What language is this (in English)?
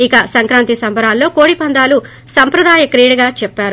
Telugu